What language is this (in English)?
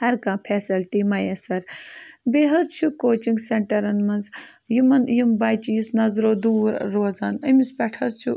Kashmiri